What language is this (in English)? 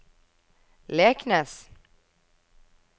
Norwegian